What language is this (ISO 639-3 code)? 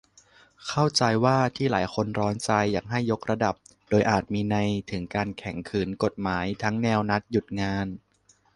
tha